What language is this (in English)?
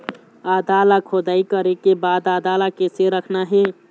Chhattisgarhi